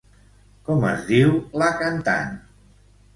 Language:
Catalan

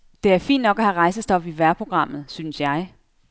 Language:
Danish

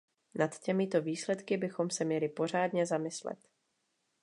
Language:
Czech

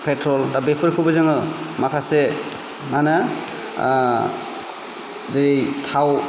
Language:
Bodo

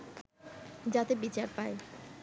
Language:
Bangla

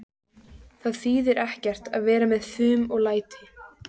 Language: Icelandic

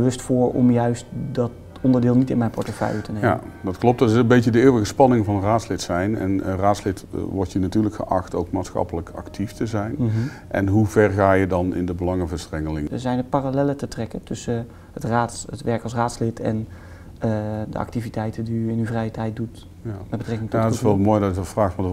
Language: Dutch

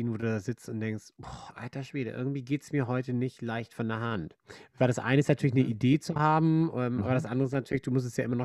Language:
German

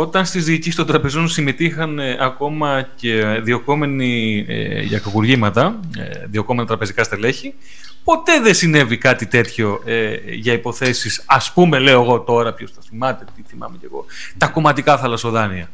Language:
Greek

